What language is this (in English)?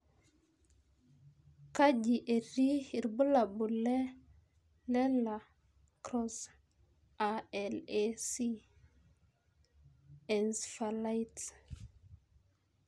Masai